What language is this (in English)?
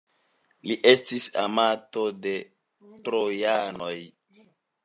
Esperanto